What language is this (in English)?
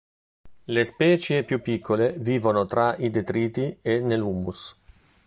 Italian